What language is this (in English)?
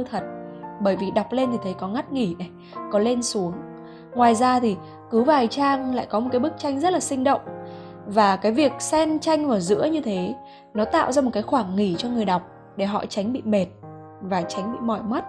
Vietnamese